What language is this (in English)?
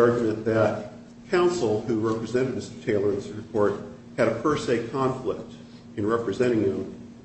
English